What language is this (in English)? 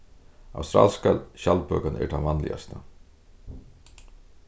Faroese